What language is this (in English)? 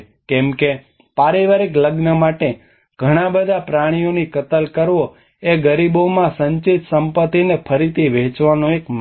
Gujarati